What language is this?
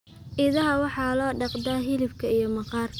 Somali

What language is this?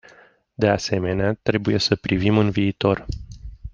Romanian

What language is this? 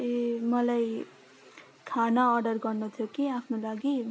Nepali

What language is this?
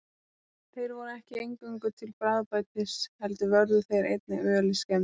Icelandic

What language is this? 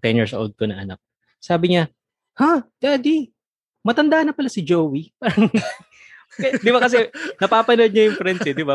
Filipino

